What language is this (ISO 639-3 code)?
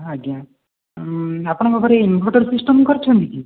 ori